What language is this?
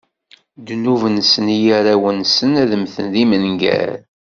Kabyle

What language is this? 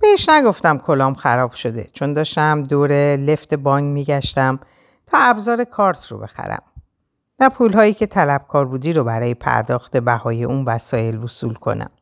Persian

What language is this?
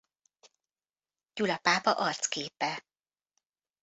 Hungarian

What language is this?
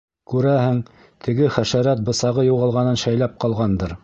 Bashkir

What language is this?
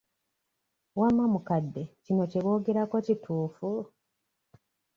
Ganda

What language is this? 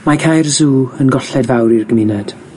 Welsh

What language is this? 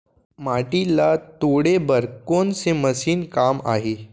Chhattisgarhi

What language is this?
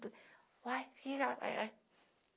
Portuguese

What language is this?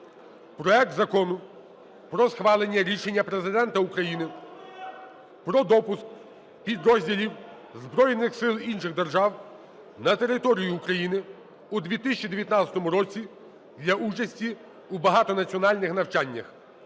Ukrainian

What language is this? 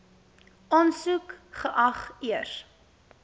Afrikaans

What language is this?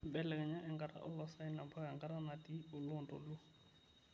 Masai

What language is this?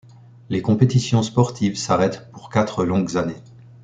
French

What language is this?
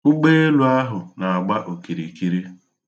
Igbo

